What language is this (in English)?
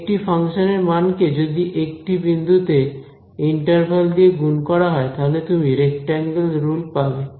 Bangla